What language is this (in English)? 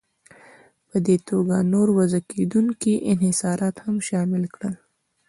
Pashto